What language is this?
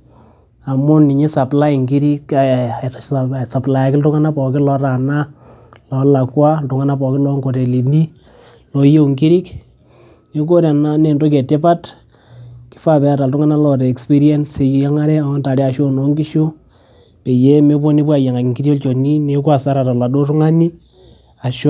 Masai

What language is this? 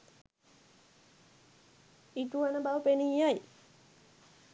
Sinhala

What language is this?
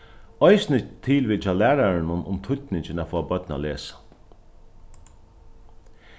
Faroese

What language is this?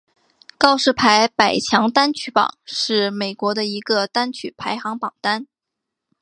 Chinese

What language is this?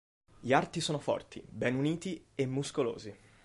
Italian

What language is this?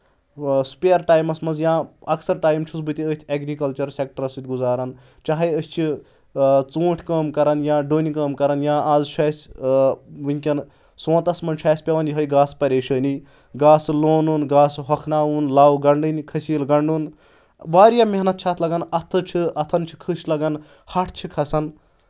Kashmiri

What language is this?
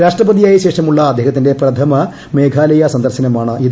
Malayalam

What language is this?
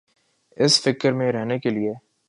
Urdu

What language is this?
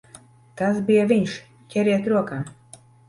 Latvian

